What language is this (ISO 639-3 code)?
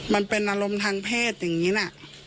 tha